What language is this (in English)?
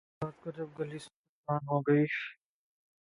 Urdu